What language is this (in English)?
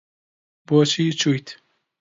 Central Kurdish